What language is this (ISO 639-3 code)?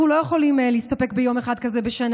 heb